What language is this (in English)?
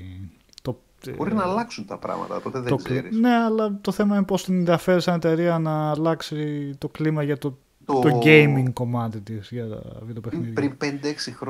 Greek